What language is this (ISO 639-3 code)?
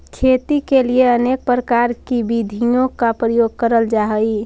mag